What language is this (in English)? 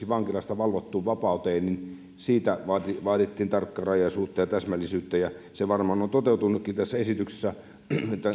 Finnish